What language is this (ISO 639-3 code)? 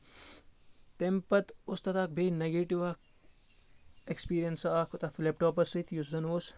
kas